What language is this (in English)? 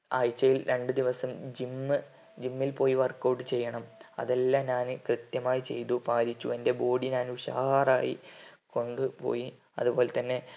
Malayalam